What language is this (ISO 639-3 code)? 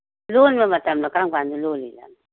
mni